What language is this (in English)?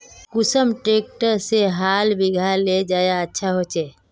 Magahi